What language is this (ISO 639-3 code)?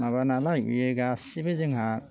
brx